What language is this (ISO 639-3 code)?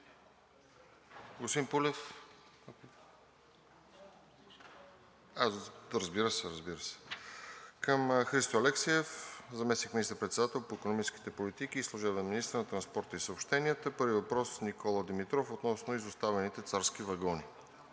bul